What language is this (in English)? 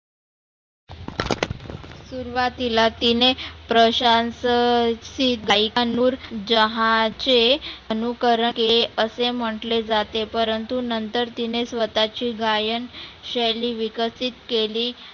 Marathi